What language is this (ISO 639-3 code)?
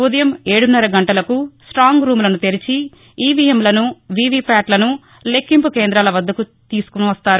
tel